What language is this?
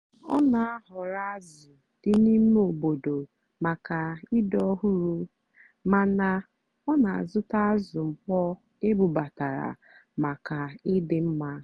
Igbo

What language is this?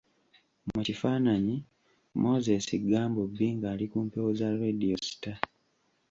Ganda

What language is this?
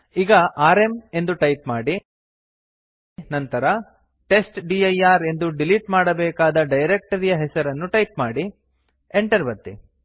Kannada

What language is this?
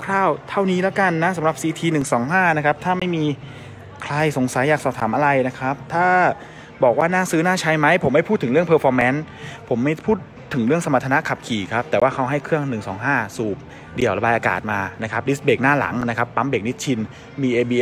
Thai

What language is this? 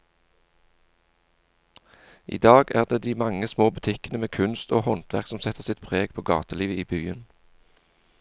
Norwegian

